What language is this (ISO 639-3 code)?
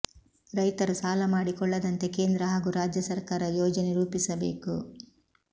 kan